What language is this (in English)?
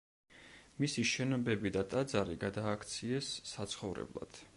Georgian